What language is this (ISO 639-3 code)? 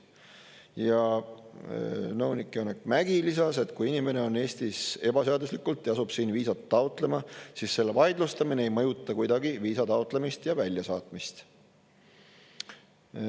est